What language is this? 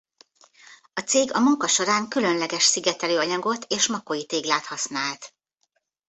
Hungarian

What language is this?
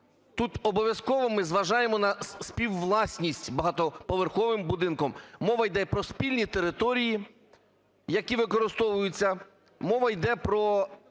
Ukrainian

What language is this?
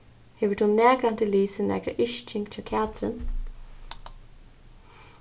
Faroese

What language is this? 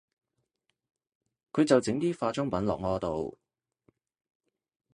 Cantonese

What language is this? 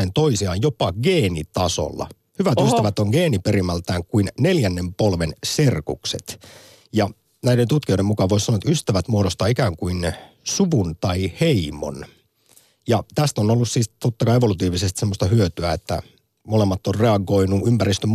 Finnish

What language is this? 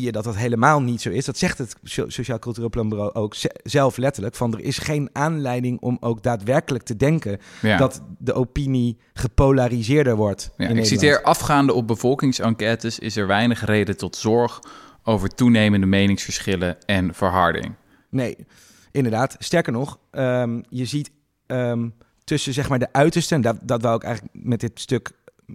Dutch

